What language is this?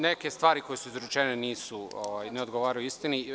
Serbian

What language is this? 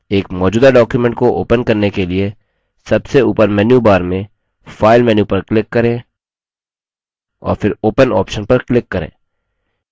Hindi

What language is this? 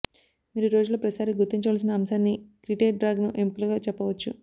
Telugu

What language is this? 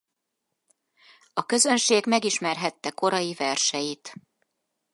Hungarian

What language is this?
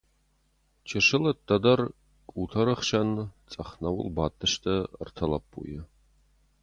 Ossetic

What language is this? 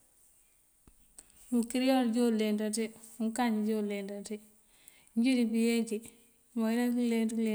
Mandjak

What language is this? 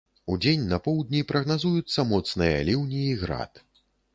Belarusian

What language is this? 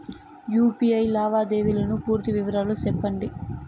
Telugu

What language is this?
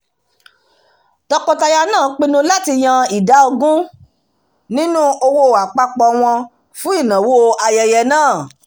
Yoruba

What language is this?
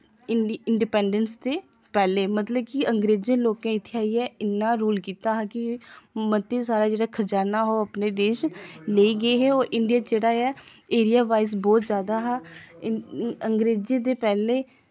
Dogri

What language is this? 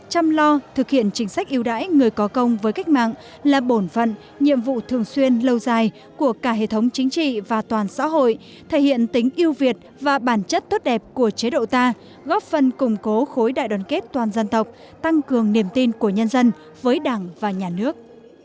Vietnamese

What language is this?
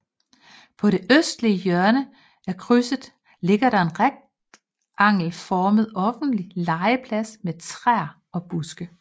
Danish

